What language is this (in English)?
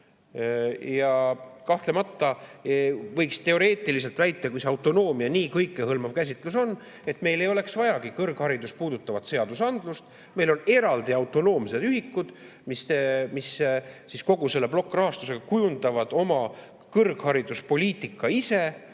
Estonian